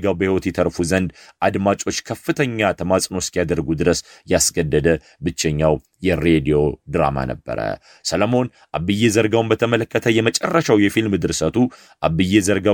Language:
Amharic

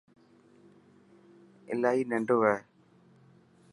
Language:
Dhatki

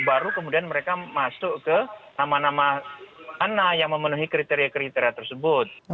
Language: Indonesian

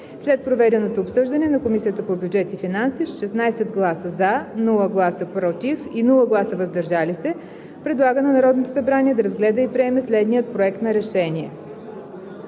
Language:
Bulgarian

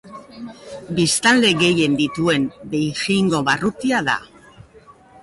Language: Basque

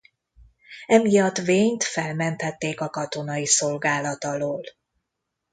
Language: Hungarian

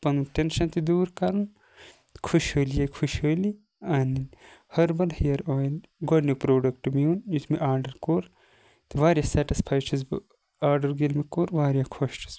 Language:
Kashmiri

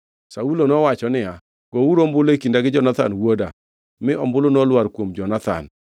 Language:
Luo (Kenya and Tanzania)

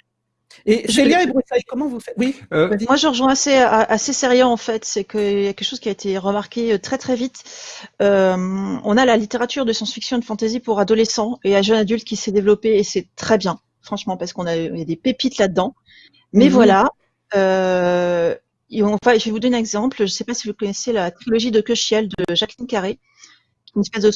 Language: French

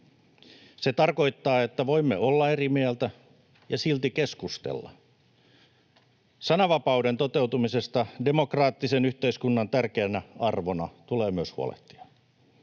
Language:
Finnish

